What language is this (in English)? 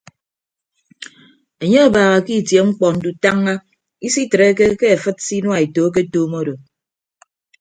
Ibibio